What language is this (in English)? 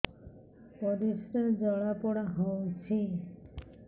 Odia